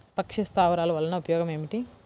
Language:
Telugu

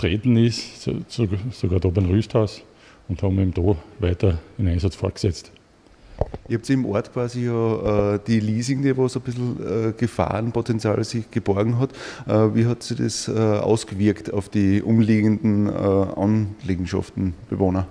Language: German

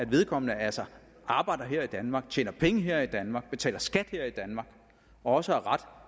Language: Danish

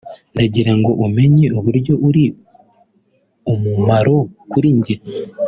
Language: Kinyarwanda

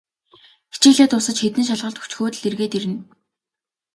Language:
Mongolian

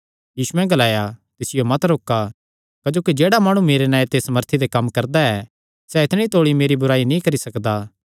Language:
Kangri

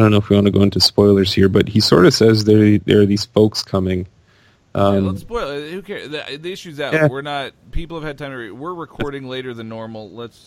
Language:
English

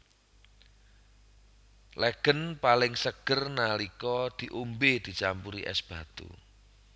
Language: Javanese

